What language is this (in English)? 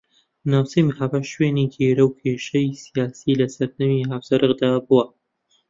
Central Kurdish